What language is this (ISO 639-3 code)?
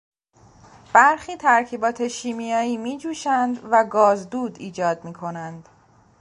fas